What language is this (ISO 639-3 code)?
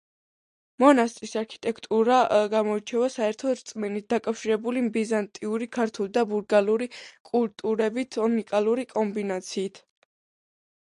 kat